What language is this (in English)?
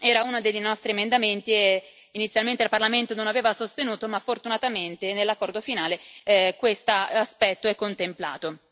Italian